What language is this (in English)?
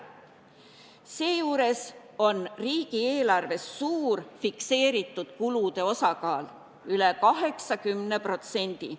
Estonian